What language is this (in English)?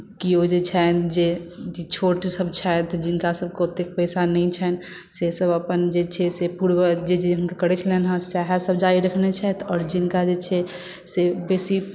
Maithili